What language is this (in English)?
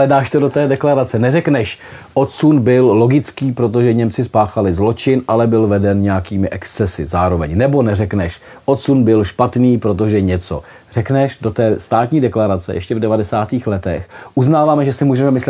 Czech